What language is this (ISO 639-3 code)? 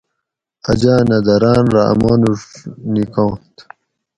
gwc